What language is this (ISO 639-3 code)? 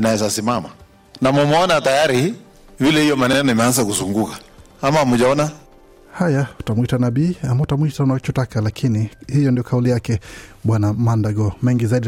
swa